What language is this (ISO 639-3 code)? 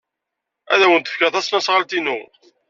kab